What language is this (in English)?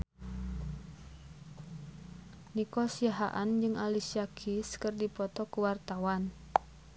Sundanese